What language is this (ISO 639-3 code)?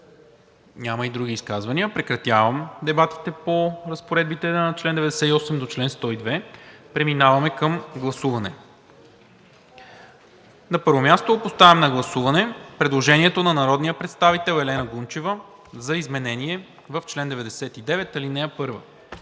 bul